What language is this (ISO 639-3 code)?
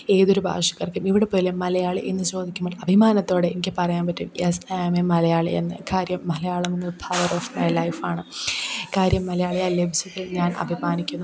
mal